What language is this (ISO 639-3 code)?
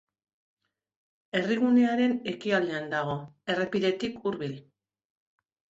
eus